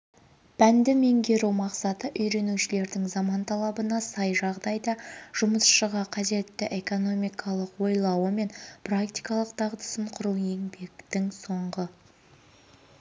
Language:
Kazakh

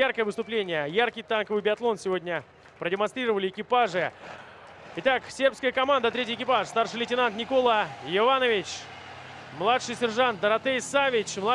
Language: Russian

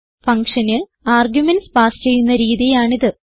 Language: Malayalam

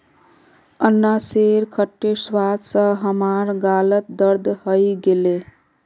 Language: Magahi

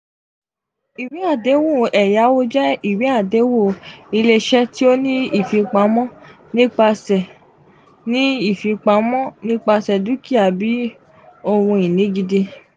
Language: Yoruba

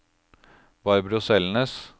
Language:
Norwegian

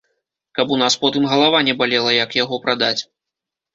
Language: Belarusian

